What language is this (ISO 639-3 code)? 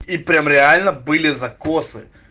rus